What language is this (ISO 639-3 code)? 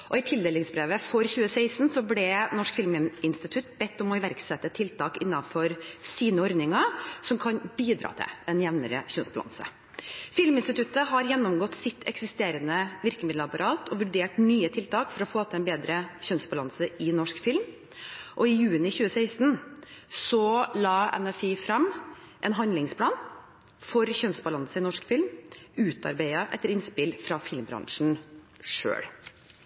nob